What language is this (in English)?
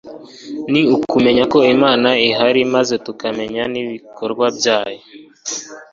Kinyarwanda